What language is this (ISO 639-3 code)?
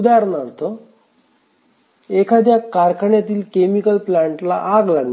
mar